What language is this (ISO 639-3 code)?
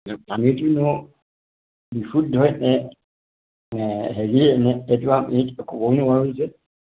asm